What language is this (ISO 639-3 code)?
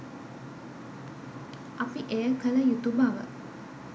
sin